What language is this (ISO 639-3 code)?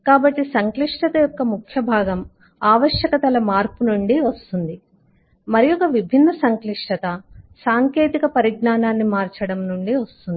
tel